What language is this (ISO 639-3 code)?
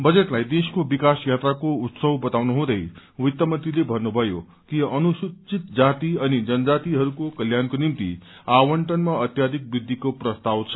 nep